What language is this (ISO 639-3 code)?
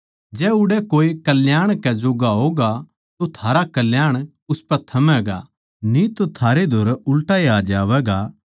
bgc